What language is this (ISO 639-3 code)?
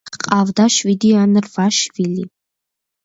kat